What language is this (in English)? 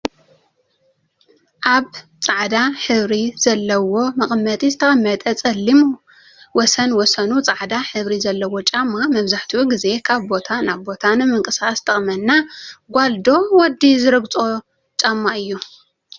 Tigrinya